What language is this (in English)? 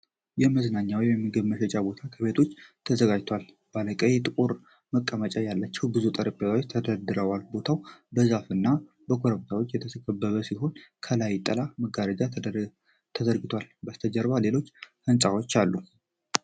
Amharic